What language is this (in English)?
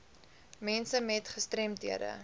Afrikaans